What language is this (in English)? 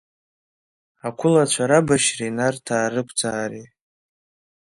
Abkhazian